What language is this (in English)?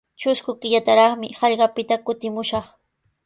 Sihuas Ancash Quechua